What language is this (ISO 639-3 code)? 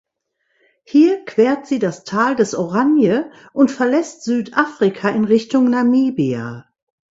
deu